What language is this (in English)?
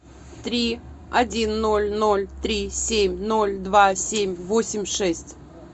Russian